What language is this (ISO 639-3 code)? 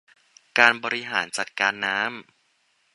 tha